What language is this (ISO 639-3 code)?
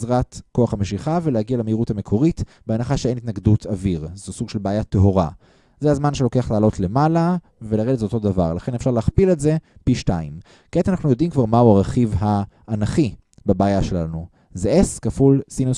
heb